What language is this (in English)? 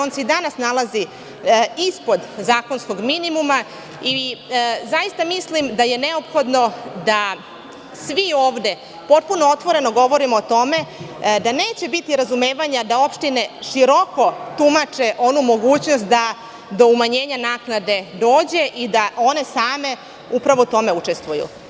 Serbian